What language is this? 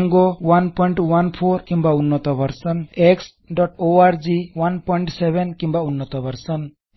Odia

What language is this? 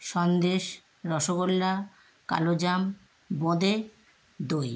Bangla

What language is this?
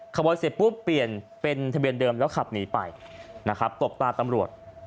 Thai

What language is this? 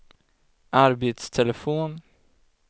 Swedish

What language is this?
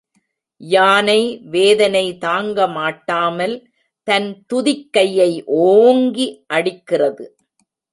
Tamil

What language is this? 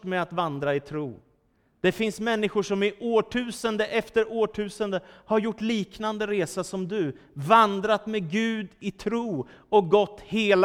Swedish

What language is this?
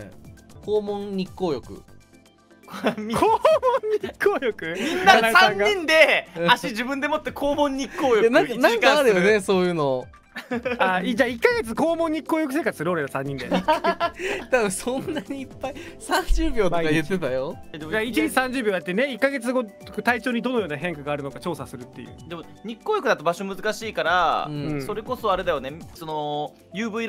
Japanese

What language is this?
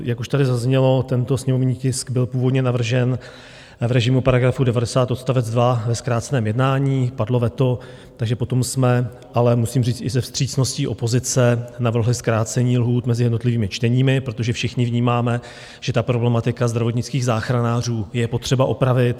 Czech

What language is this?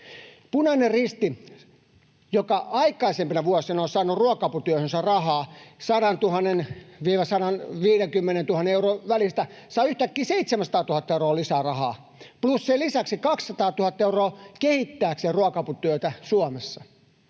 Finnish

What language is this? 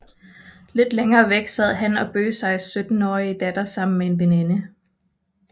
Danish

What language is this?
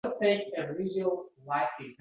Uzbek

